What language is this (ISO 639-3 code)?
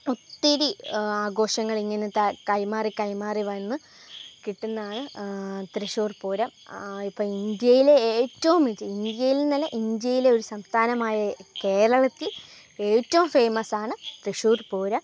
mal